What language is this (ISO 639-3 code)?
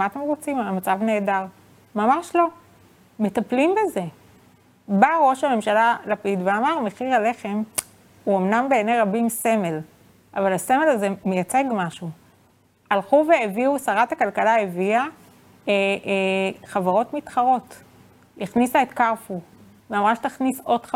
heb